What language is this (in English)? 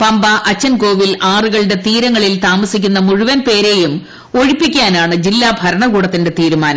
Malayalam